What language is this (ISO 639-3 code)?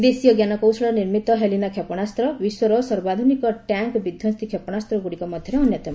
ori